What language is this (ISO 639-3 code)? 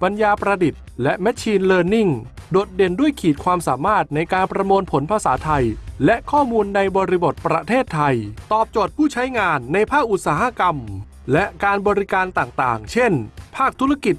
tha